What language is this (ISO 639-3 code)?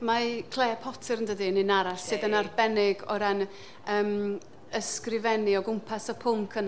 cym